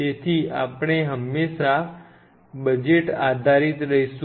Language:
Gujarati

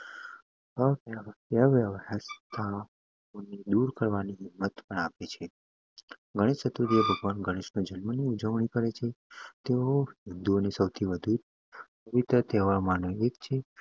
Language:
Gujarati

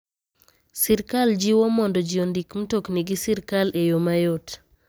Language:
Luo (Kenya and Tanzania)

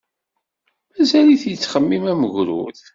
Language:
Kabyle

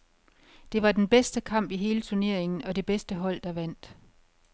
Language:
Danish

